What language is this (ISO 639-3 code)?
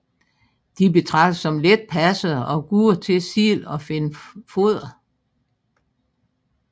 dan